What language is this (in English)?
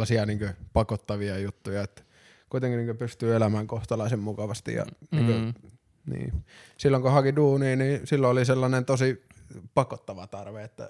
Finnish